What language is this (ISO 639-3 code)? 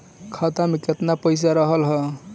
bho